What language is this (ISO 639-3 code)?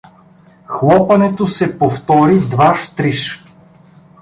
bul